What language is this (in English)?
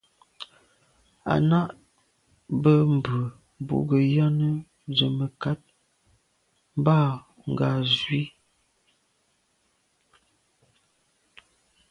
Medumba